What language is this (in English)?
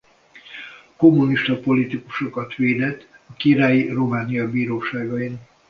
Hungarian